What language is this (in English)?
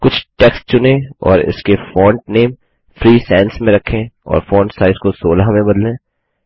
Hindi